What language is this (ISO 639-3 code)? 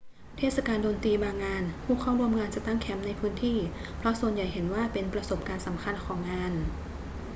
tha